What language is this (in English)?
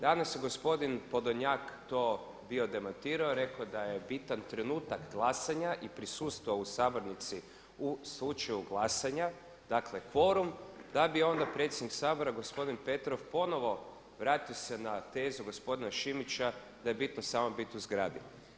Croatian